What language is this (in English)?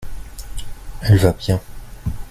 French